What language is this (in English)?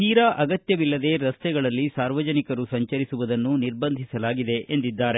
Kannada